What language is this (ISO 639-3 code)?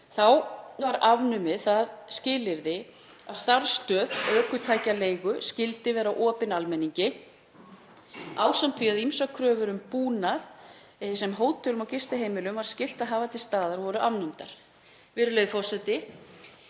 isl